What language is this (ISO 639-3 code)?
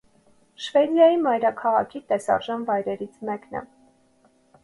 hye